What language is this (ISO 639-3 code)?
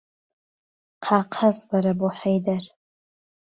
ckb